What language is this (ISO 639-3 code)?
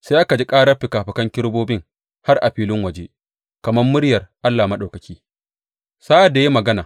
hau